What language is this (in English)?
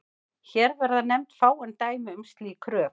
Icelandic